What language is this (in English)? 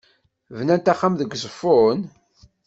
Kabyle